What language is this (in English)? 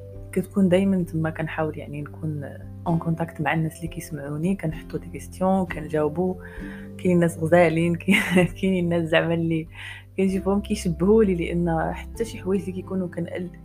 Arabic